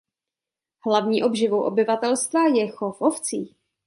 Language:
Czech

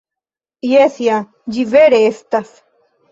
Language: Esperanto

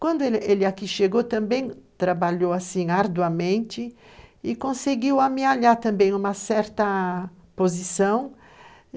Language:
Portuguese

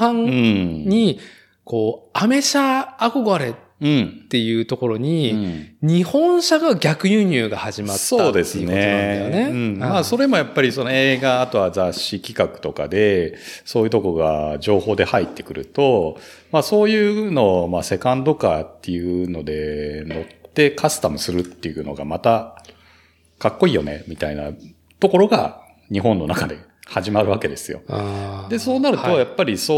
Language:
Japanese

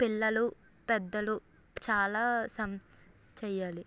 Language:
Telugu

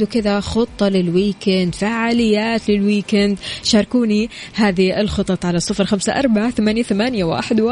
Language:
Arabic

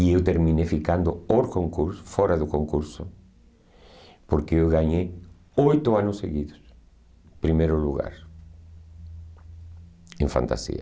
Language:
Portuguese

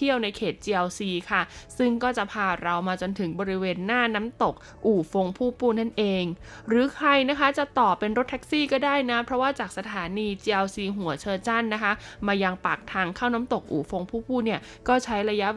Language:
Thai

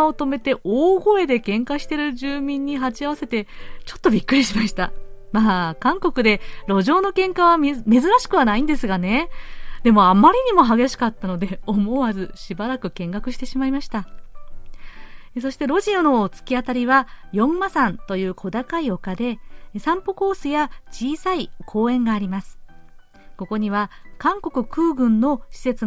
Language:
Japanese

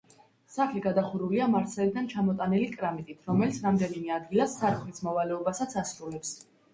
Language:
Georgian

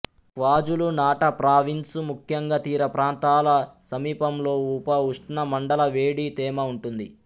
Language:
Telugu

